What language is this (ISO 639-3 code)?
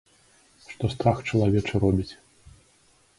bel